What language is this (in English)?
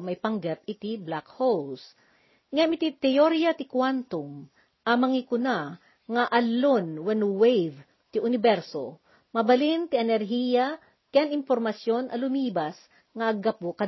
Filipino